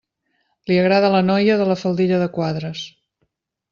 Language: Catalan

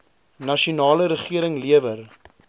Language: Afrikaans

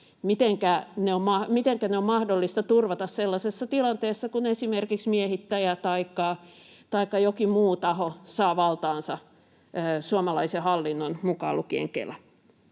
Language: Finnish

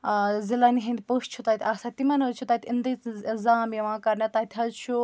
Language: Kashmiri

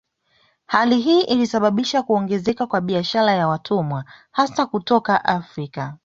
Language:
Swahili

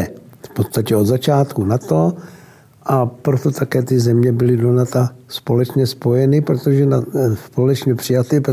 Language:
Czech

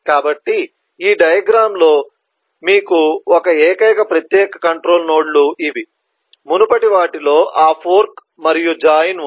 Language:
Telugu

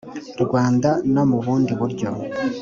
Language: Kinyarwanda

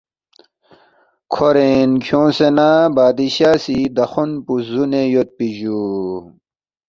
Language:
Balti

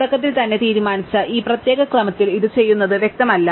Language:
Malayalam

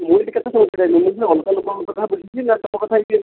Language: Odia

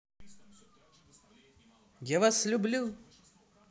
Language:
Russian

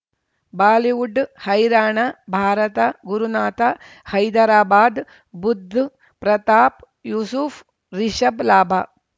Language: Kannada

